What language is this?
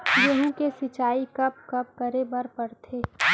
Chhattisgarhi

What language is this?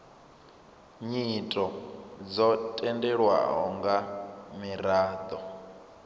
Venda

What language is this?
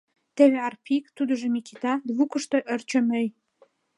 Mari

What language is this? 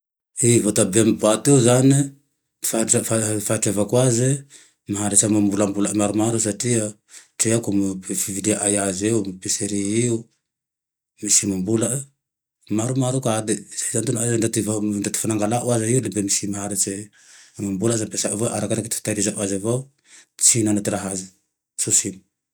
Tandroy-Mahafaly Malagasy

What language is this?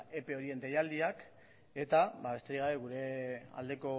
Basque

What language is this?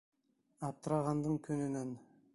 Bashkir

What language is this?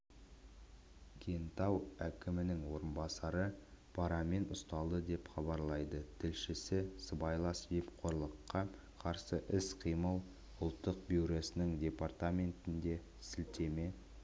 Kazakh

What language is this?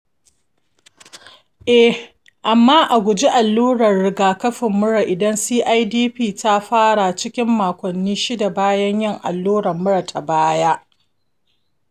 Hausa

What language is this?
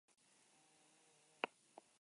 Basque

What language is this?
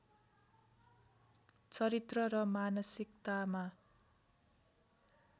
Nepali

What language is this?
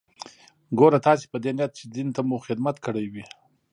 Pashto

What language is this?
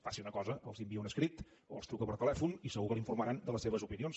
Catalan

